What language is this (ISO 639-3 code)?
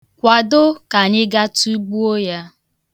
ibo